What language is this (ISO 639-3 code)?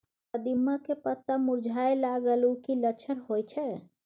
mai